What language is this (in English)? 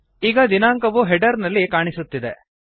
Kannada